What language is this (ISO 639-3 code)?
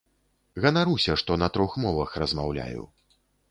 bel